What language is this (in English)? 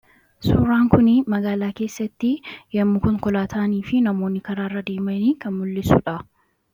Oromo